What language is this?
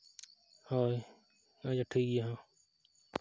Santali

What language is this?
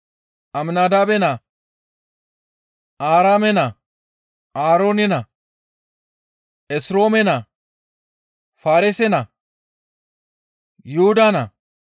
Gamo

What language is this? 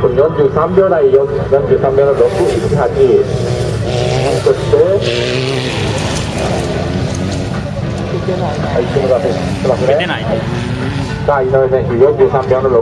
Japanese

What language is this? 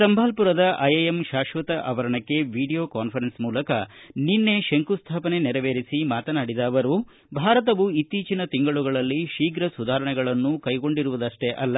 Kannada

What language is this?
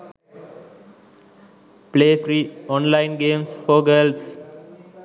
Sinhala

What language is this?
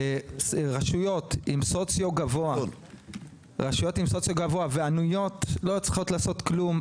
Hebrew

